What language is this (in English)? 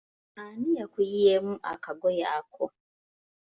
Ganda